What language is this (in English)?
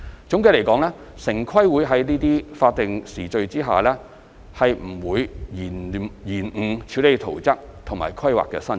Cantonese